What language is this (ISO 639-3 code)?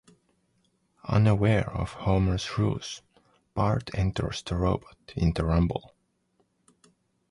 eng